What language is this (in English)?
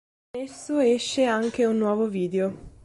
Italian